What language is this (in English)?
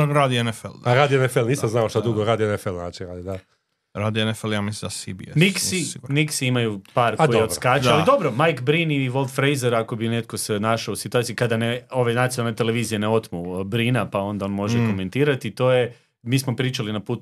Croatian